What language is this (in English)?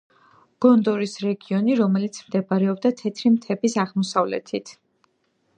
Georgian